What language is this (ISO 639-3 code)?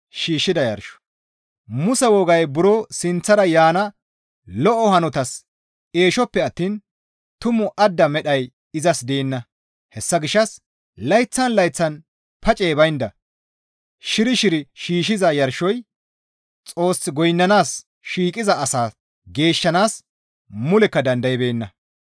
gmv